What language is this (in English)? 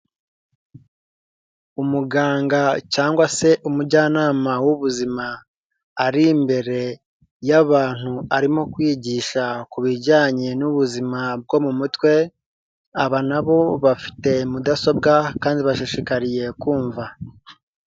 Kinyarwanda